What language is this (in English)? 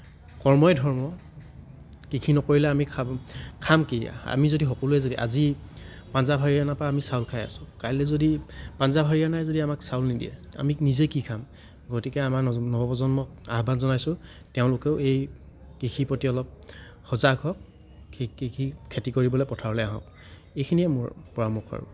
Assamese